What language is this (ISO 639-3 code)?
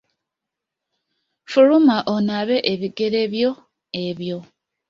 lug